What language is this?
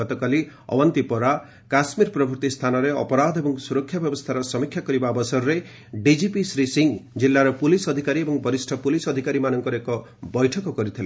Odia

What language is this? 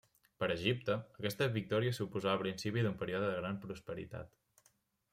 Catalan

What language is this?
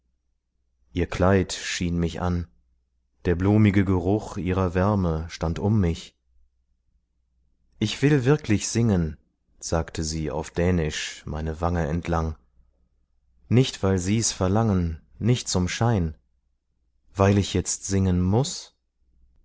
German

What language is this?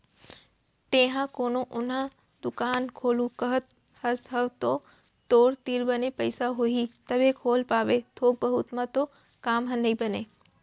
Chhattisgarhi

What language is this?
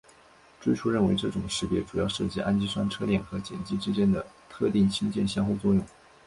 Chinese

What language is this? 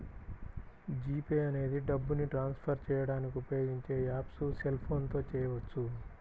Telugu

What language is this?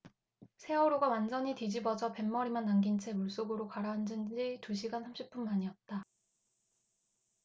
Korean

